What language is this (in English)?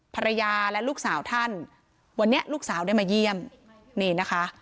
Thai